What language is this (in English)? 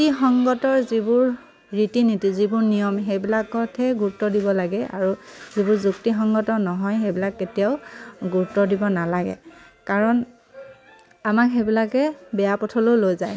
Assamese